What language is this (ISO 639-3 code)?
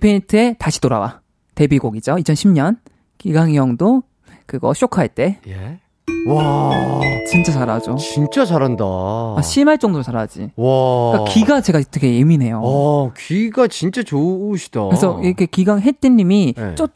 kor